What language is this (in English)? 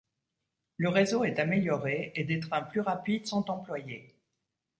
French